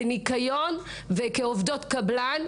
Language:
Hebrew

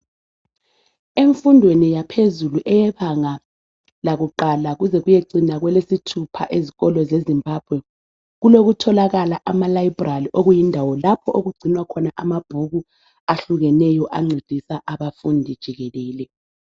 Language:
North Ndebele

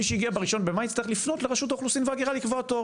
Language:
Hebrew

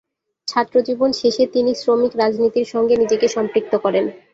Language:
Bangla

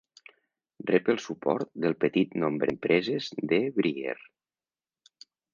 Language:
Catalan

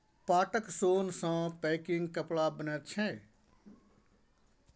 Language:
Maithili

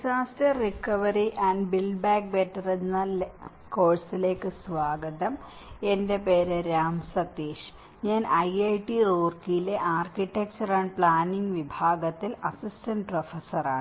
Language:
Malayalam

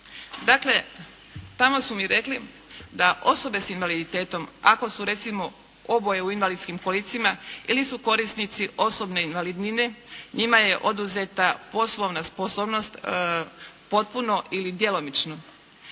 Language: Croatian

